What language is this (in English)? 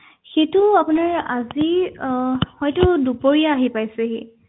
Assamese